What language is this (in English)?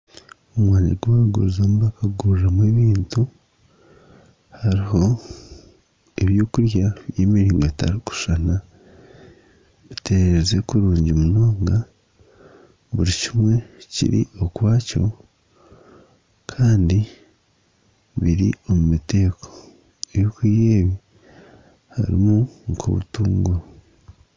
Nyankole